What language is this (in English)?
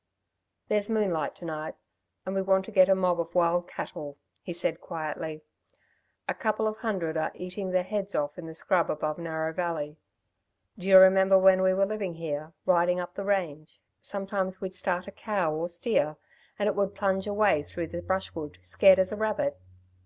English